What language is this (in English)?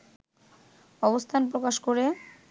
Bangla